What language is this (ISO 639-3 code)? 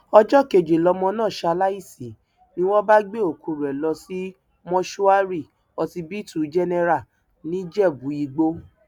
yor